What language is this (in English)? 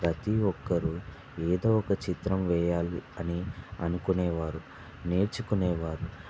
Telugu